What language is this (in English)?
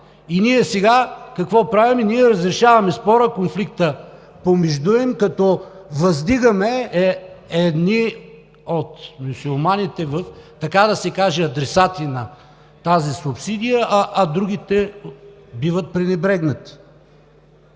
Bulgarian